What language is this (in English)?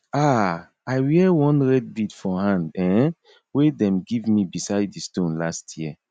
Nigerian Pidgin